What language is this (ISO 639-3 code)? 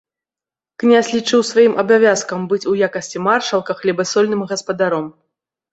bel